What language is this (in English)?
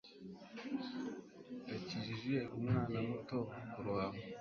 Kinyarwanda